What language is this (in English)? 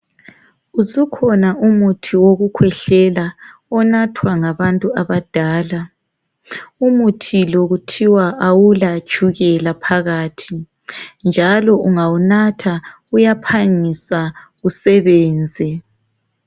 North Ndebele